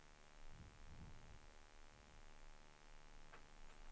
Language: Swedish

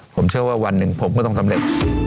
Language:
Thai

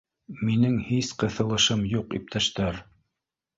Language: Bashkir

